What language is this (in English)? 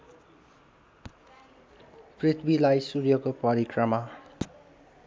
Nepali